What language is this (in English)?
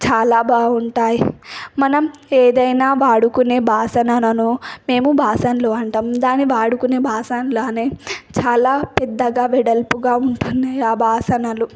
Telugu